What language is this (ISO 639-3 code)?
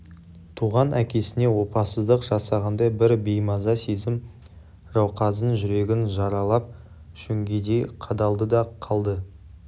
kaz